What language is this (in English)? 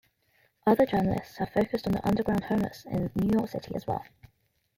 English